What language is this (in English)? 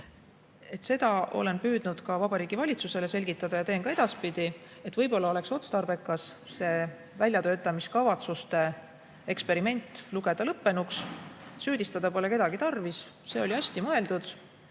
Estonian